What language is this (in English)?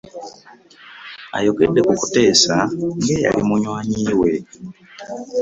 Ganda